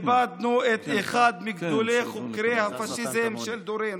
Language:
Hebrew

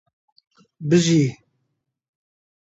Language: Central Kurdish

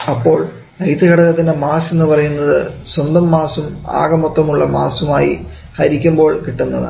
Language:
Malayalam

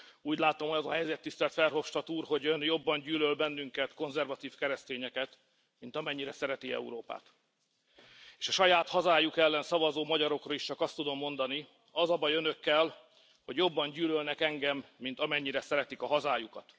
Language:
Hungarian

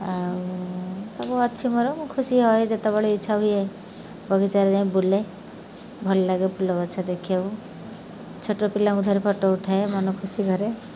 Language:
Odia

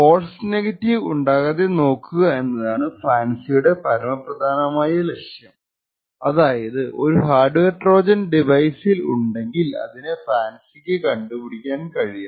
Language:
Malayalam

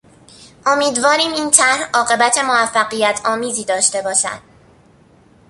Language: Persian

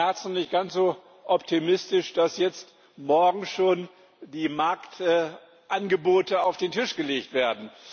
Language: German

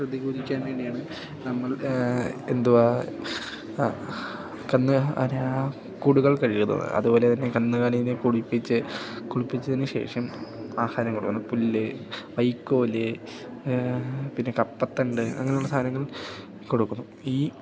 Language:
Malayalam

